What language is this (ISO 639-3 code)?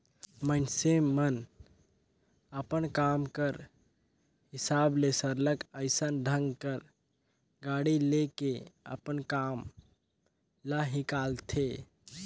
hne